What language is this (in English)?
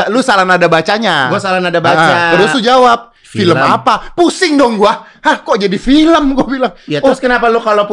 Indonesian